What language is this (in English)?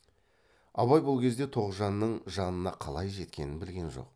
Kazakh